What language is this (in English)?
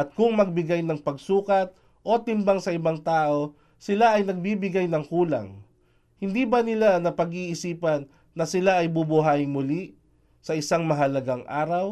Filipino